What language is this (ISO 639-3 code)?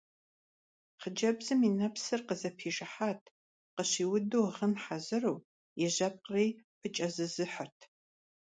kbd